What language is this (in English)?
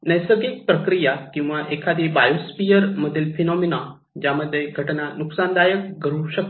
Marathi